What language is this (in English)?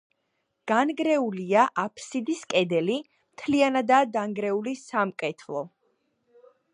Georgian